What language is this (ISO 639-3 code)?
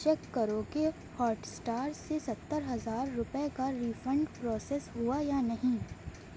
urd